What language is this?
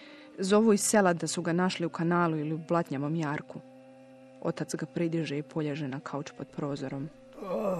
Croatian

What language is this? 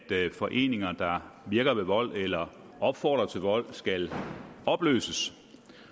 Danish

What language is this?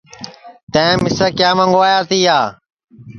Sansi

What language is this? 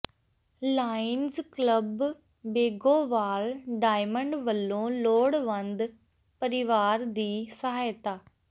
Punjabi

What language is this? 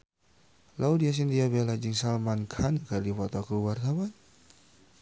Sundanese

